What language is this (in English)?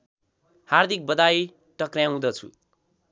Nepali